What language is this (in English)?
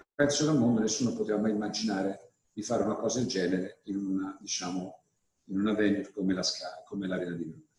Italian